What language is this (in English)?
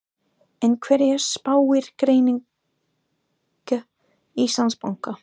Icelandic